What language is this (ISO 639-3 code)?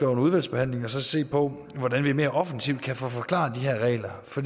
dan